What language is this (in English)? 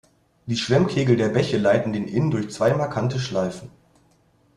German